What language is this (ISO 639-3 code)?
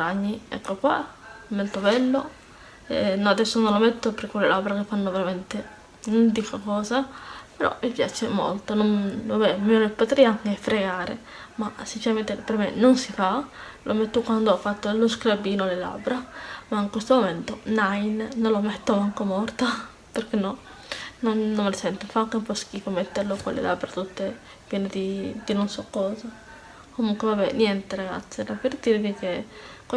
ita